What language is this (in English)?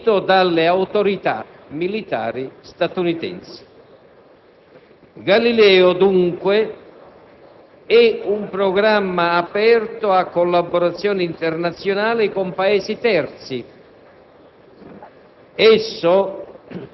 Italian